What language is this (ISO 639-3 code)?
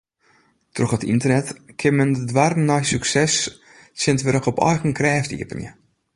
fry